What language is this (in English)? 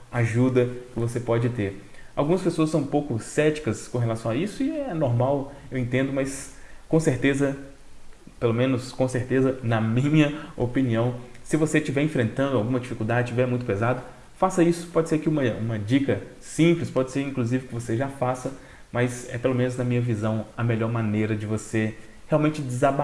Portuguese